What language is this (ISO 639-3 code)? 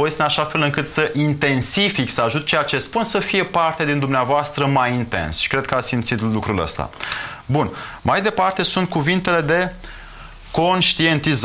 ron